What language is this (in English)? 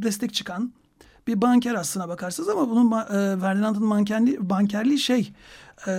Turkish